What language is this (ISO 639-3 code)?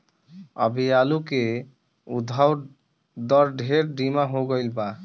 bho